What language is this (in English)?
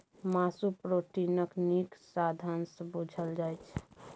Maithili